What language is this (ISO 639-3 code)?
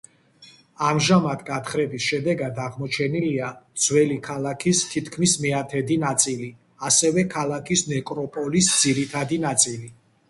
kat